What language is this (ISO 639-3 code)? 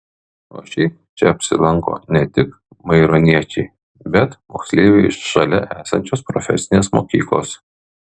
lit